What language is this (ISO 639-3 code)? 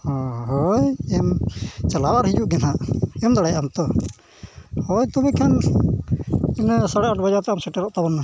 sat